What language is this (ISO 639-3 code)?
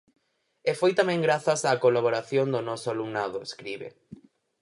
glg